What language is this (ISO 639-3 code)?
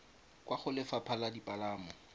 tsn